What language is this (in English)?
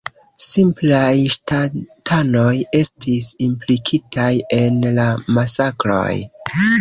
Esperanto